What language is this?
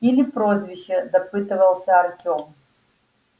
Russian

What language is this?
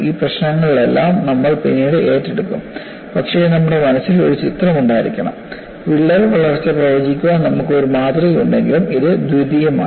Malayalam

